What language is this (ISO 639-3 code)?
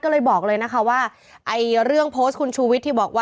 tha